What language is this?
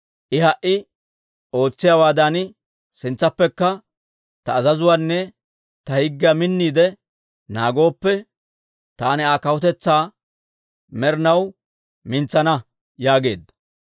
Dawro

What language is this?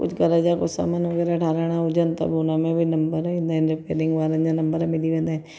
Sindhi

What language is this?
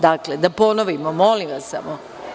Serbian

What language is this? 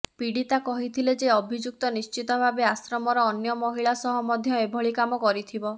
Odia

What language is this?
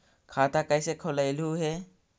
Magahi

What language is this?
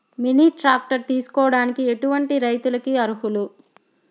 Telugu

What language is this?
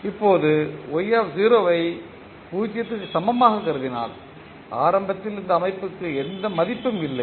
Tamil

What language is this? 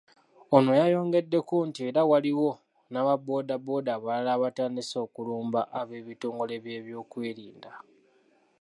Ganda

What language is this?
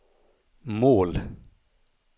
Swedish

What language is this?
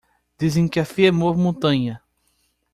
Portuguese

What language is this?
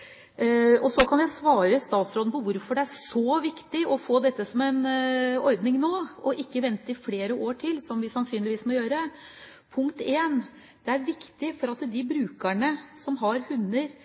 Norwegian Bokmål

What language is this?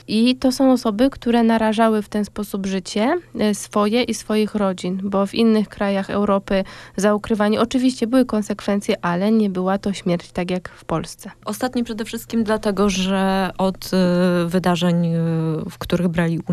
Polish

